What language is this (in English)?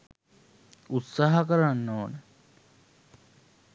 Sinhala